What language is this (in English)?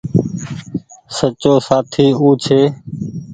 Goaria